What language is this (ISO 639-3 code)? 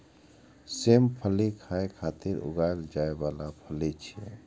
mai